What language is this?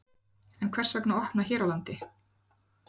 Icelandic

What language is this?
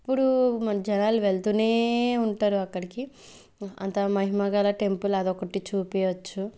Telugu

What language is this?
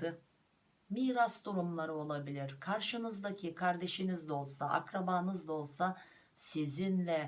Turkish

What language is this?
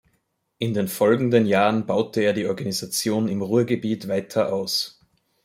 German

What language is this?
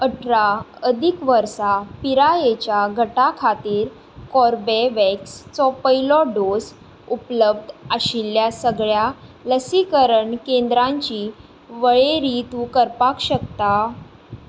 Konkani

